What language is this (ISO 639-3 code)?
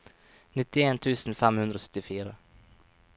nor